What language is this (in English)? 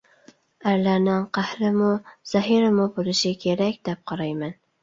Uyghur